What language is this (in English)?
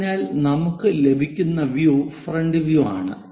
Malayalam